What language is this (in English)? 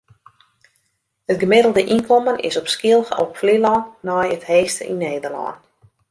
Western Frisian